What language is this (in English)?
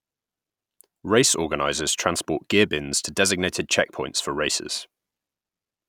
English